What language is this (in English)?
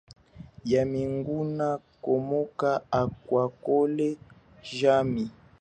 Chokwe